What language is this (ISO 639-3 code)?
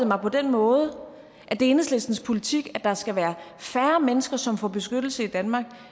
dan